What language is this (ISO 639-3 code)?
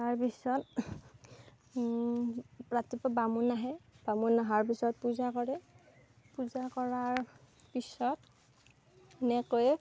asm